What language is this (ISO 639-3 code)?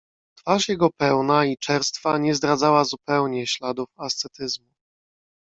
pol